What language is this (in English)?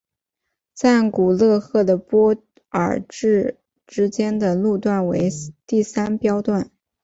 Chinese